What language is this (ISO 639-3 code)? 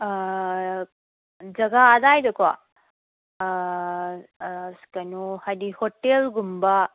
mni